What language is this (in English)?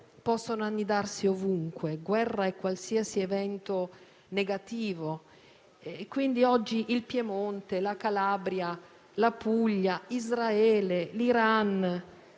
Italian